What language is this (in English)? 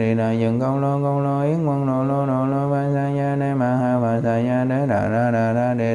Vietnamese